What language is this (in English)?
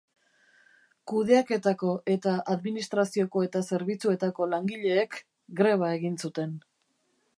Basque